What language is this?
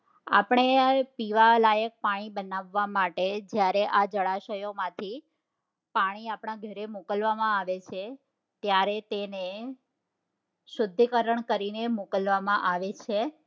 Gujarati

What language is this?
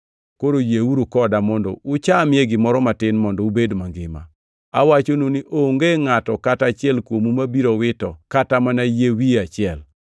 Luo (Kenya and Tanzania)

